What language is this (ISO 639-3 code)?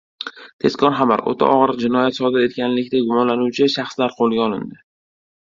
uzb